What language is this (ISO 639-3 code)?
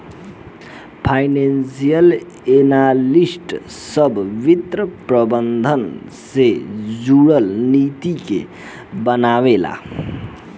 bho